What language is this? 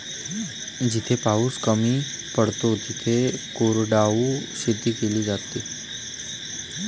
Marathi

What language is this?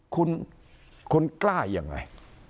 Thai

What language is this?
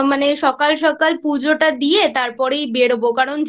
Bangla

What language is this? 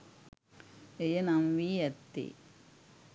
Sinhala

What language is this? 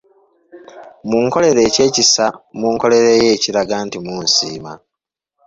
Ganda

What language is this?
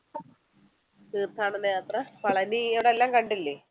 Malayalam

